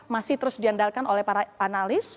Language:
Indonesian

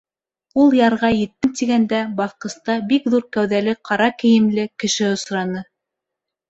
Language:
Bashkir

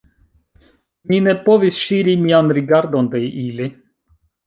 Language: Esperanto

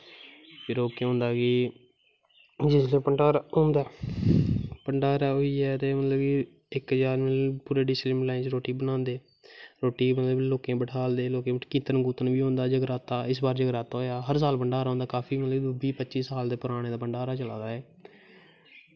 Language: Dogri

